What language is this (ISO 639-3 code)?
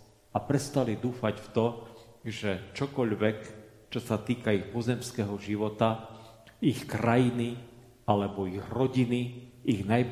slk